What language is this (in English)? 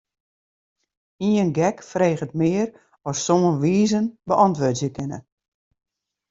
Western Frisian